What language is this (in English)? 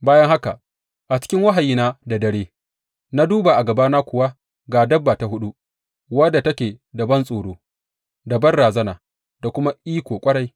Hausa